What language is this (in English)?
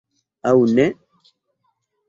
Esperanto